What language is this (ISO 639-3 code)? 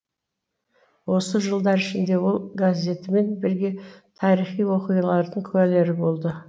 kaz